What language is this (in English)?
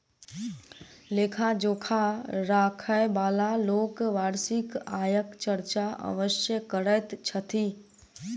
Maithili